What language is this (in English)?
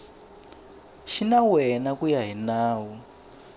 Tsonga